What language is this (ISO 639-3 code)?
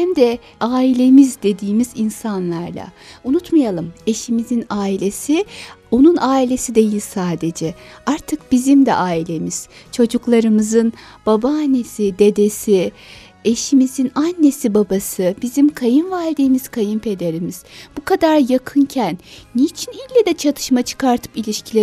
tur